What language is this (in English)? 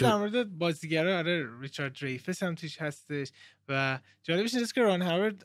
Persian